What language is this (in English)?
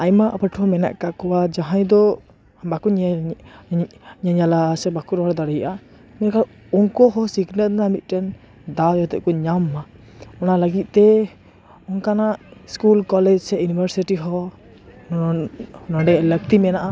Santali